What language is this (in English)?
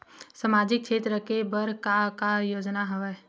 Chhattisgarhi